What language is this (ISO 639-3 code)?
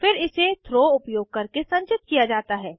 hin